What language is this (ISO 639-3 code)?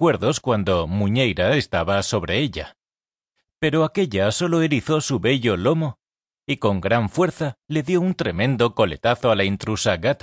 spa